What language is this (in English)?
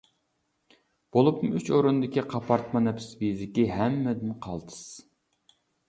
Uyghur